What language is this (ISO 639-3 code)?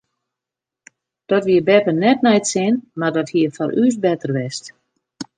fry